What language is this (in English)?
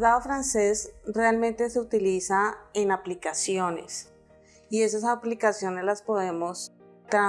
Spanish